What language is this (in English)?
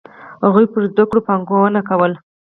Pashto